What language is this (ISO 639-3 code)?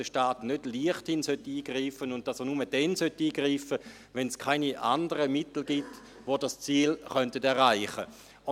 gsw